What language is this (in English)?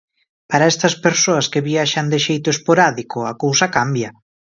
Galician